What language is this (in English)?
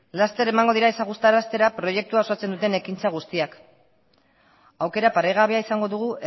Basque